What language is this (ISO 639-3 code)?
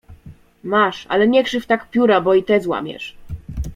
pol